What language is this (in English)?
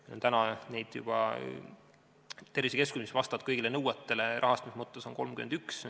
Estonian